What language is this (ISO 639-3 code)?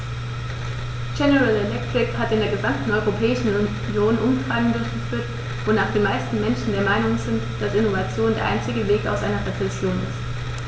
deu